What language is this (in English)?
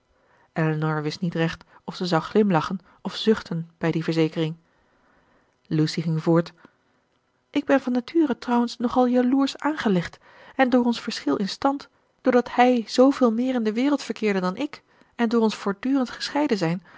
Dutch